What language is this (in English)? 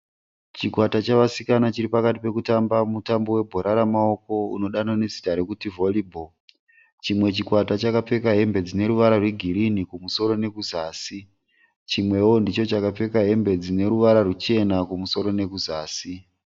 Shona